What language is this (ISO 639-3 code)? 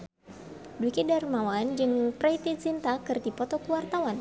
sun